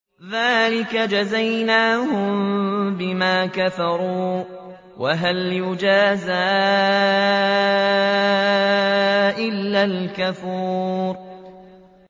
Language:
Arabic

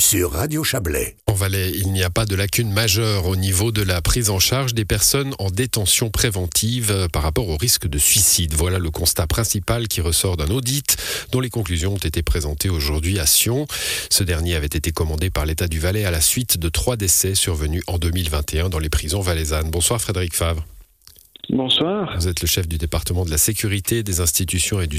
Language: French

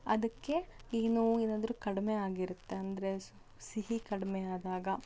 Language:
Kannada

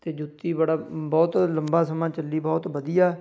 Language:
Punjabi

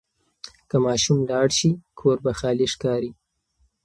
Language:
Pashto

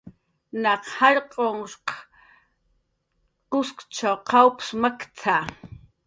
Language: Jaqaru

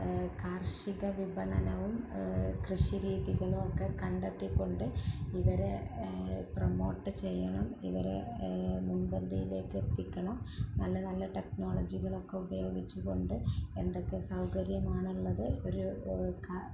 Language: Malayalam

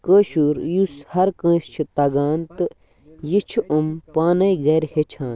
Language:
Kashmiri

